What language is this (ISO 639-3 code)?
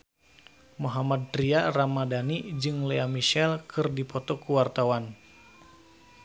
sun